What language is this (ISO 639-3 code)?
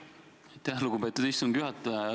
est